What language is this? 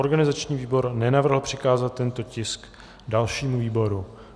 Czech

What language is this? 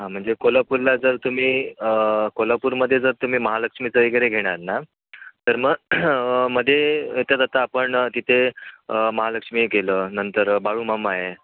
Marathi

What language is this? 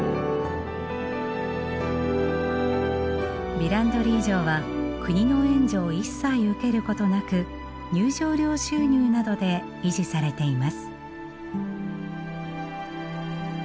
Japanese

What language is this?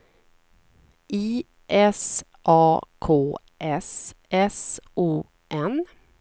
Swedish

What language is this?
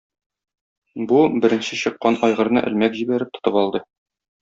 Tatar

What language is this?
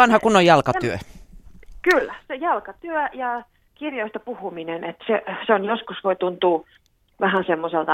Finnish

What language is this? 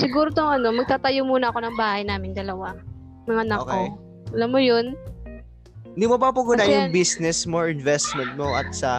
Filipino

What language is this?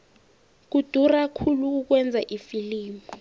South Ndebele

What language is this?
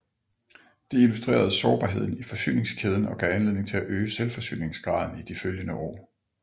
Danish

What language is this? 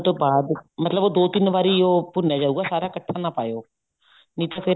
Punjabi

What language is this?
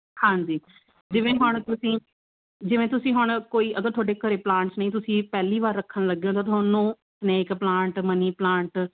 Punjabi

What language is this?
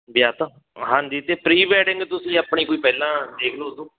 Punjabi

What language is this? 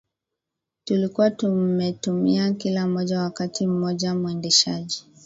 Swahili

